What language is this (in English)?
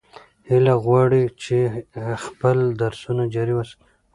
Pashto